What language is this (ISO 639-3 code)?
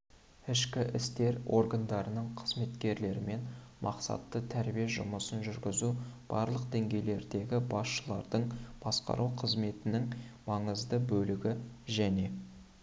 kaz